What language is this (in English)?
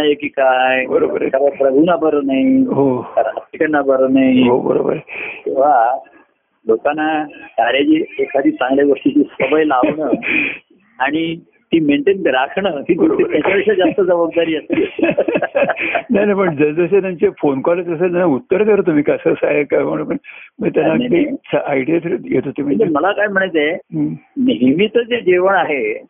Marathi